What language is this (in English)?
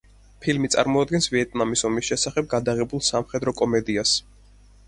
Georgian